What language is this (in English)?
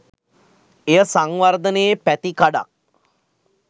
Sinhala